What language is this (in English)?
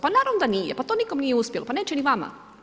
Croatian